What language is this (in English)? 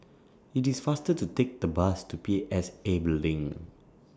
English